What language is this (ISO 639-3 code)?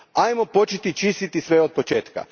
hrv